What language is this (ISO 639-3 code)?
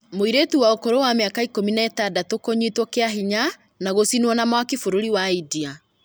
kik